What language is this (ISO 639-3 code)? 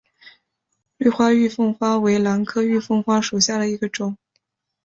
zho